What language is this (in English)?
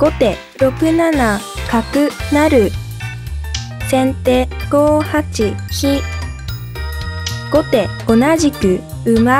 Japanese